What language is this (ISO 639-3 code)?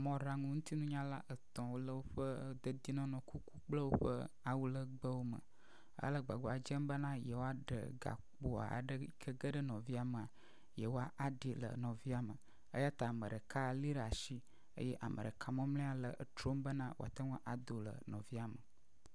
ewe